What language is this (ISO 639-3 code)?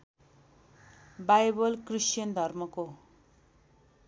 nep